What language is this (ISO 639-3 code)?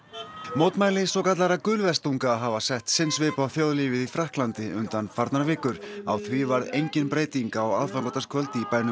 isl